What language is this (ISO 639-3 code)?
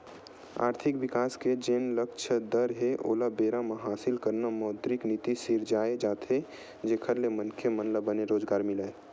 hne